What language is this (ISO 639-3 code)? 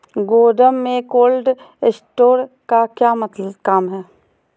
mag